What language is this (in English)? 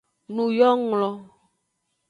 Aja (Benin)